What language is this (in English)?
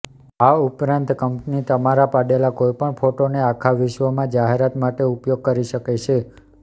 Gujarati